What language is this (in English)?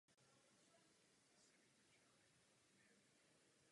Czech